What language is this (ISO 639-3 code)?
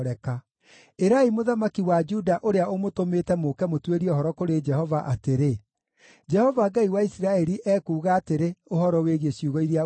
kik